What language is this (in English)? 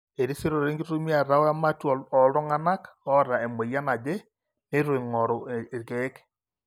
Masai